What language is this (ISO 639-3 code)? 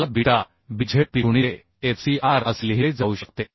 mar